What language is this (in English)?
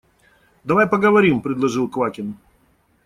Russian